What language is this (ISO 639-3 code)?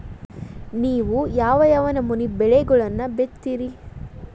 kan